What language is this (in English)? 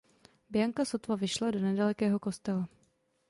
Czech